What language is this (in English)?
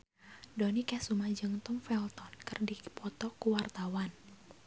Sundanese